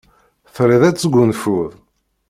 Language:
Kabyle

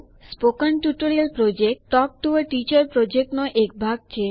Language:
Gujarati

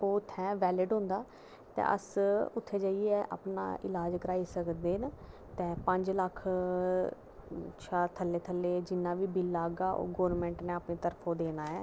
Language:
Dogri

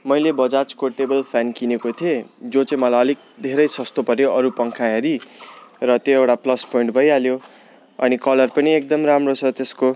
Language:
Nepali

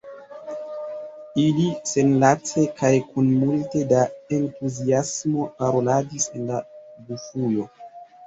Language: Esperanto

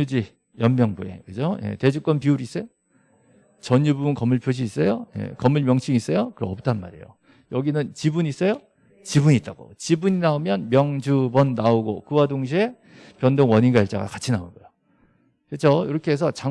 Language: Korean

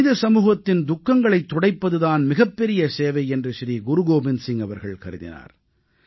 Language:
Tamil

